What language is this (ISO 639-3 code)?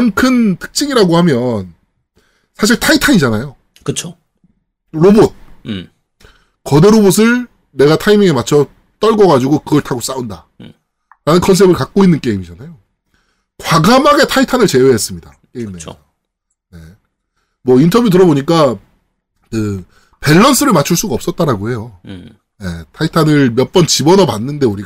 kor